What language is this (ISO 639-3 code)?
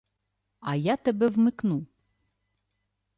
ukr